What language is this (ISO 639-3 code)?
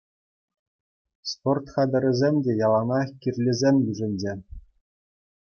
chv